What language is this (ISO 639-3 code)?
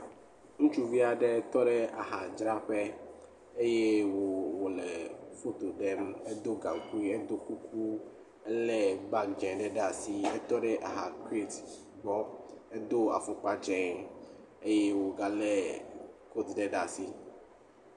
ewe